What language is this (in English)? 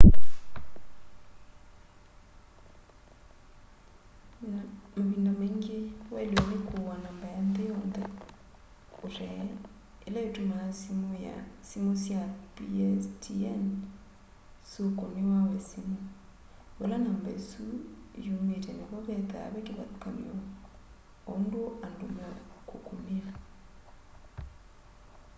Kamba